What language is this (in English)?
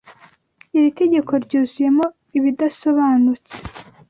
Kinyarwanda